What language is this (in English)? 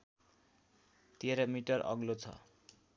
Nepali